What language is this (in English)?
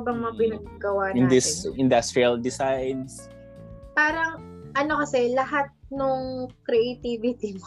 Filipino